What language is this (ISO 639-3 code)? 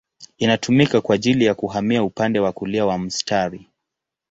swa